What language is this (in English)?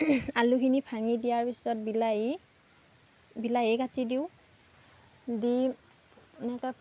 Assamese